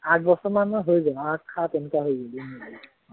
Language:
Assamese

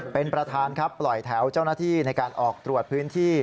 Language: Thai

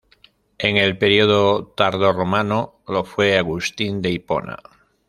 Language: Spanish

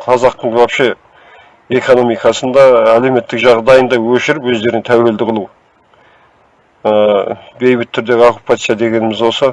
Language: Turkish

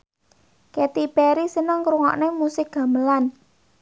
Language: Javanese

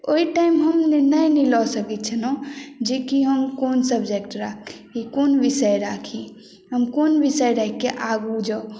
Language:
Maithili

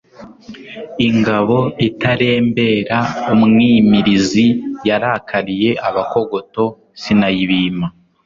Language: Kinyarwanda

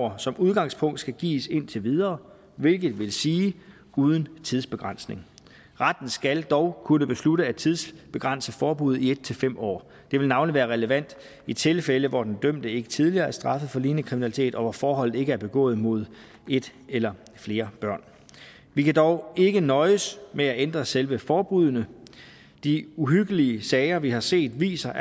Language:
Danish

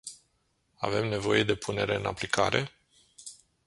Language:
Romanian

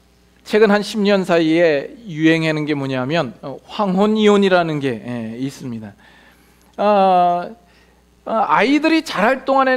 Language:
Korean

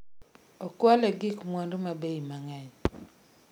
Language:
Luo (Kenya and Tanzania)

